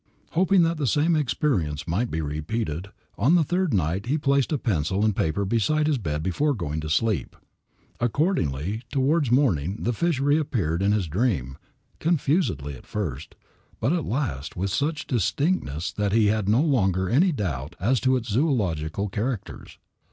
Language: English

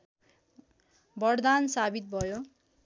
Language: Nepali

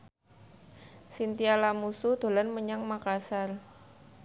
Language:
Javanese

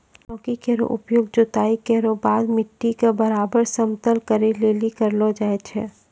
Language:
Maithili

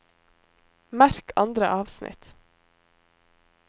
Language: Norwegian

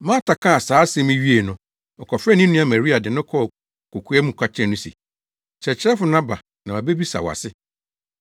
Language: Akan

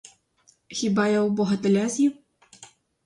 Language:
Ukrainian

